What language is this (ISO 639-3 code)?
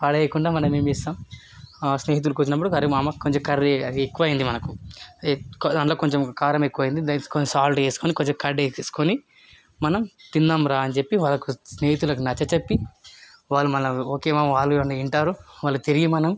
tel